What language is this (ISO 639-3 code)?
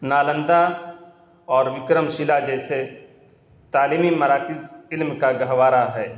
urd